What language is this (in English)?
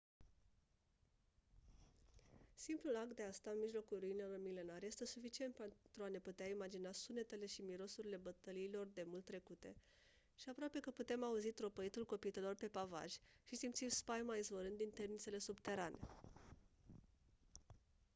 Romanian